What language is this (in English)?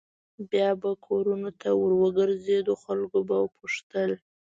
Pashto